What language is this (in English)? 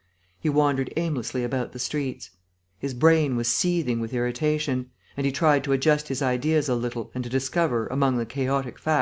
English